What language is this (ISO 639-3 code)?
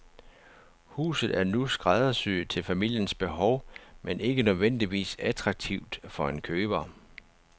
dan